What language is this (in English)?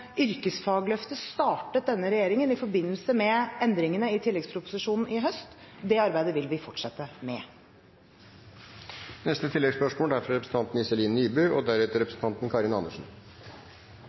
Norwegian